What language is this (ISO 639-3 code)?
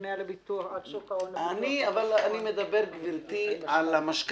heb